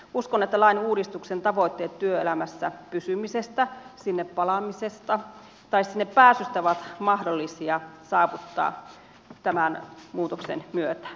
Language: Finnish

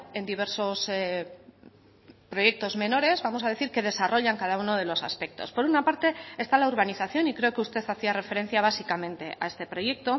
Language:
Spanish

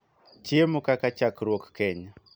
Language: Luo (Kenya and Tanzania)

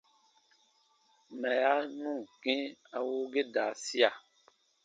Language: Baatonum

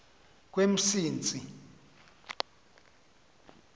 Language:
Xhosa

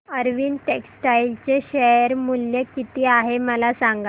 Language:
Marathi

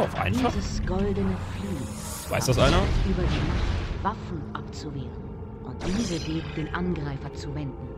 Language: German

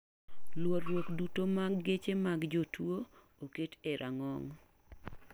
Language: Luo (Kenya and Tanzania)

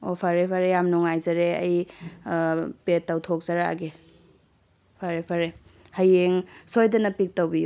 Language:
Manipuri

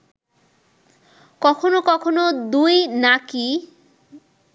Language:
Bangla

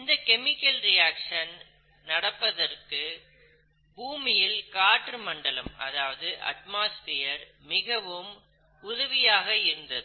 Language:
Tamil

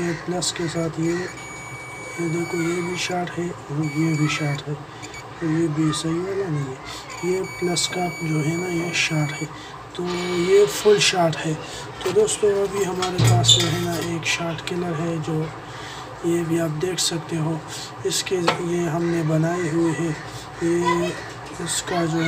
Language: Romanian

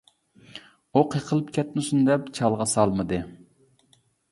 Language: Uyghur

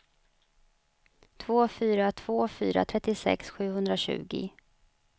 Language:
Swedish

